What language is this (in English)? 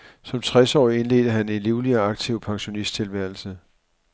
Danish